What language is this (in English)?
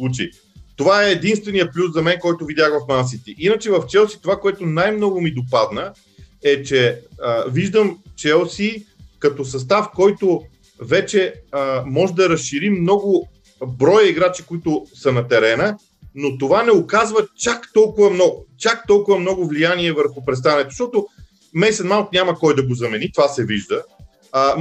Bulgarian